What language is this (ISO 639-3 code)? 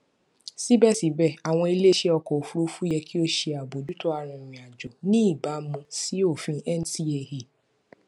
yor